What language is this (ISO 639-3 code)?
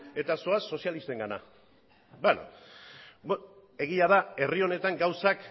eus